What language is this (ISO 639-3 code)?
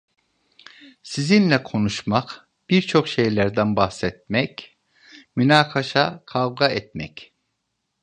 tur